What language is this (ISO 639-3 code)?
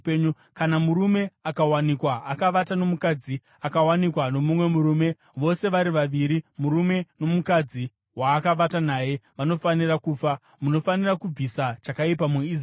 sna